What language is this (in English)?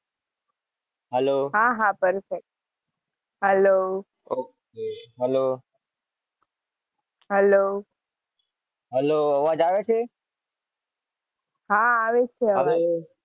Gujarati